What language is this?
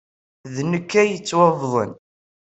Kabyle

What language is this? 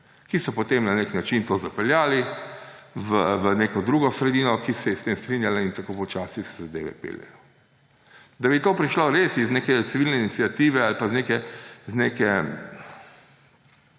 Slovenian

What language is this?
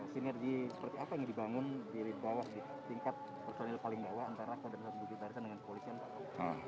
Indonesian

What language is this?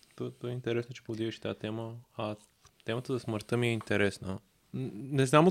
Bulgarian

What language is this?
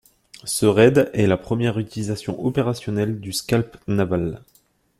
French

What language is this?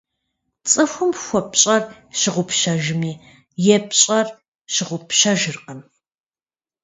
Kabardian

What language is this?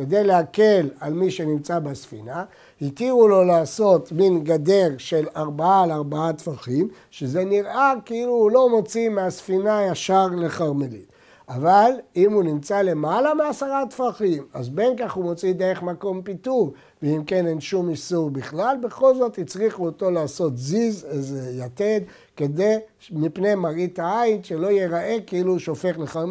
Hebrew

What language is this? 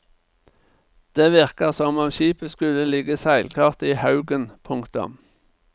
Norwegian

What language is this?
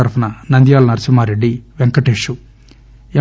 Telugu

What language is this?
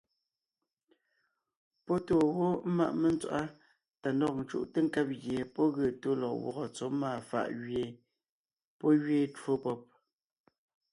Ngiemboon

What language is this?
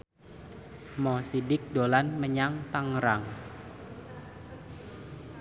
Javanese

